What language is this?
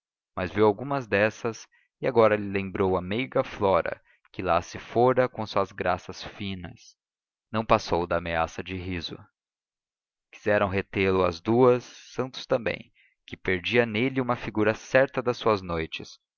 Portuguese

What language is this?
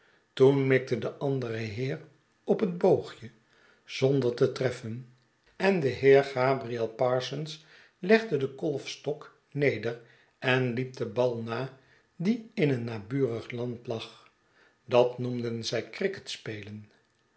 Dutch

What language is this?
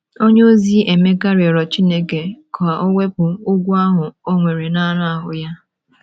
Igbo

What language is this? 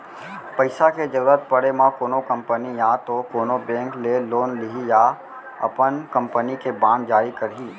Chhattisgarhi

